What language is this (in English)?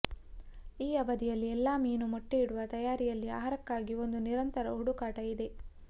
Kannada